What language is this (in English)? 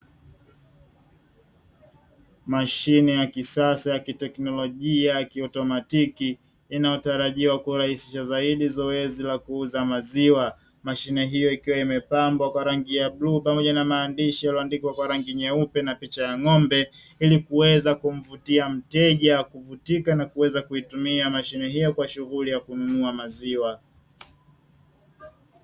Swahili